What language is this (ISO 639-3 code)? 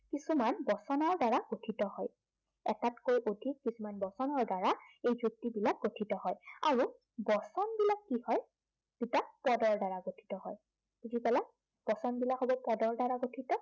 asm